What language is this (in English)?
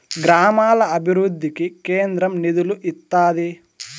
Telugu